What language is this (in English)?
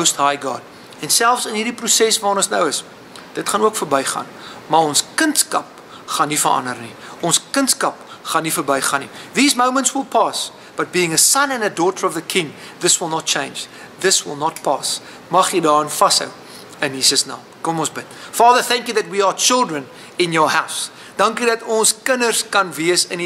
Dutch